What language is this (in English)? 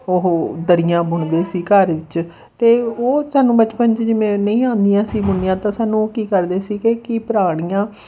Punjabi